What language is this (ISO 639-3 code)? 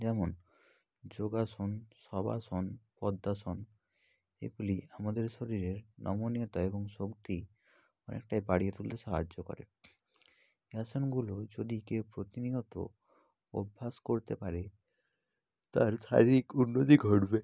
ben